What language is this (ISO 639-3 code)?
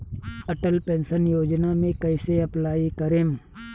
bho